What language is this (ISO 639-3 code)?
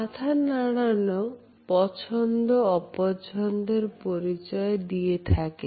ben